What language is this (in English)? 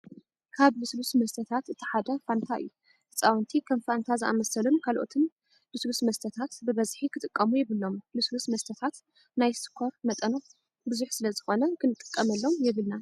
Tigrinya